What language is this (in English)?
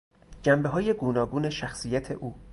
Persian